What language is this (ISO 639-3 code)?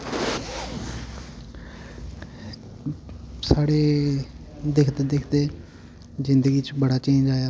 doi